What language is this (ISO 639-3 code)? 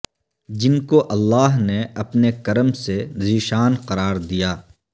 urd